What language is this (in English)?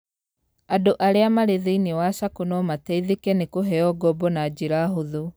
Kikuyu